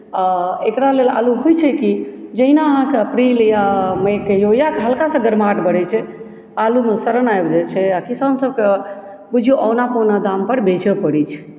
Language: Maithili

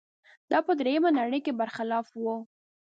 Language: Pashto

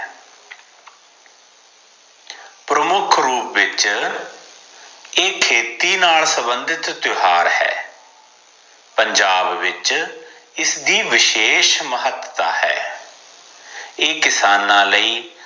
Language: Punjabi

